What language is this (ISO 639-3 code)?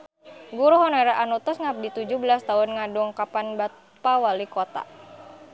sun